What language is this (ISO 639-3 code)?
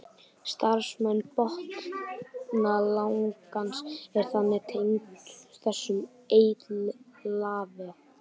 isl